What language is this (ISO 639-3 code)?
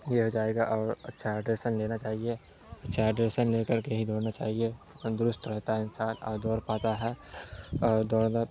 urd